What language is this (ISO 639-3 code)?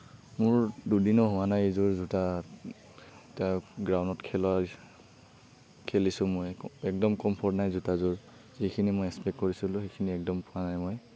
asm